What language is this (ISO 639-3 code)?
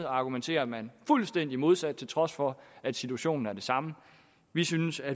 dan